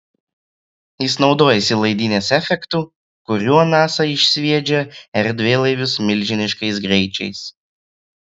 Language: Lithuanian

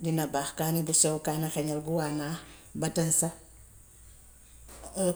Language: Gambian Wolof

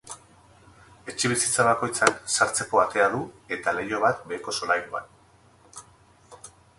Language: Basque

